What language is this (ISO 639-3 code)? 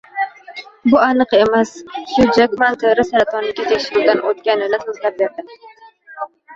uzb